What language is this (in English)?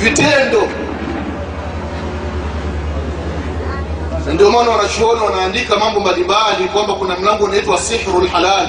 Swahili